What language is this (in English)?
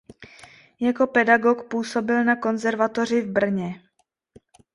Czech